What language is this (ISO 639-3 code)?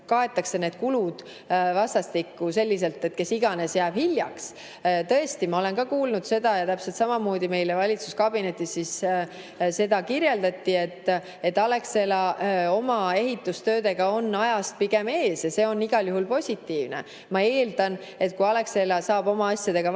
est